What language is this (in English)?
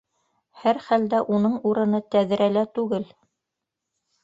Bashkir